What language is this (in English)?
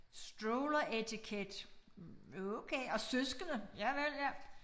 Danish